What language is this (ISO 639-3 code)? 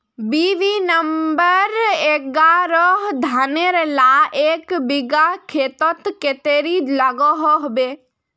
mag